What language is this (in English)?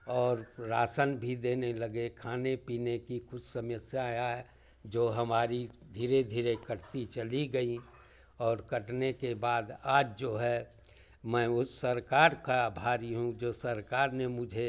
Hindi